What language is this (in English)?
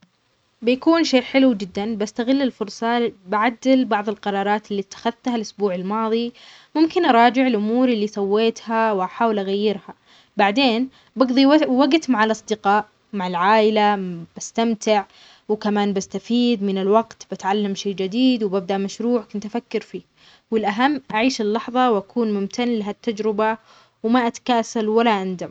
Omani Arabic